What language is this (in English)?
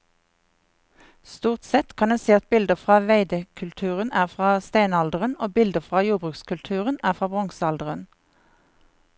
Norwegian